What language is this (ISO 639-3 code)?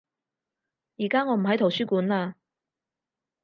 yue